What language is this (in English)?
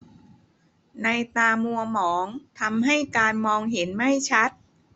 Thai